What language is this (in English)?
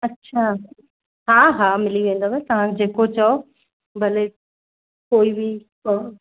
Sindhi